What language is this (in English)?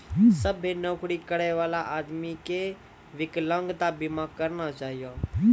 Maithili